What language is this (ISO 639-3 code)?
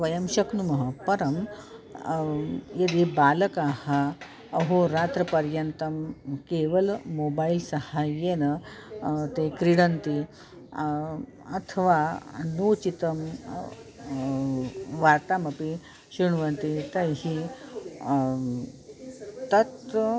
san